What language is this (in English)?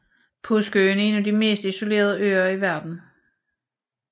Danish